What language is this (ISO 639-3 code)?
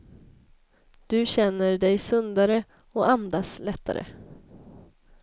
swe